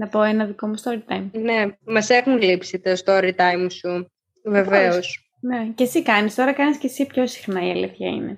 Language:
Greek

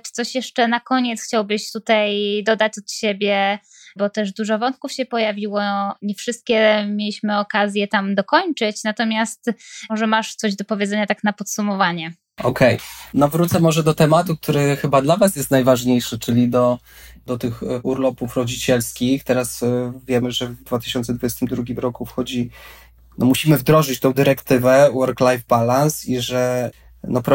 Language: Polish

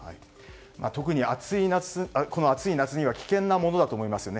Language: Japanese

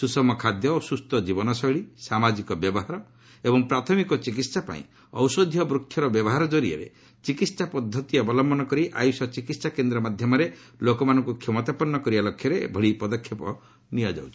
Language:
Odia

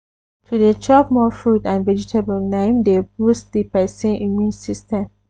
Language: Nigerian Pidgin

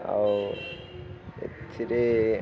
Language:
Odia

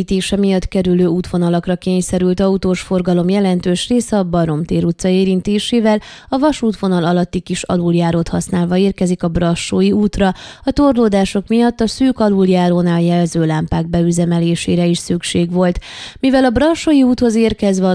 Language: Hungarian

